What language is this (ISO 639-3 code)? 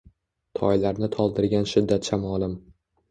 uzb